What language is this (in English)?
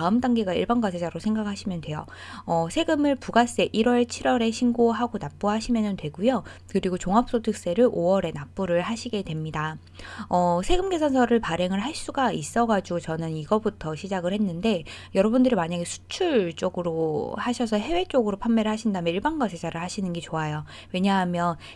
Korean